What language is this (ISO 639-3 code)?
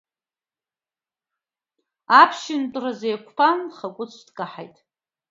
abk